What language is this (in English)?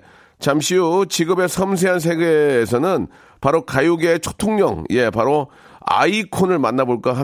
Korean